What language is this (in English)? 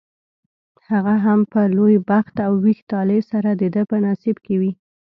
Pashto